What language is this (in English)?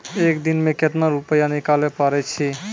Maithili